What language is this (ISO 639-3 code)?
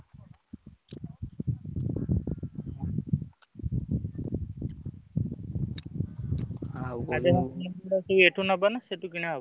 ori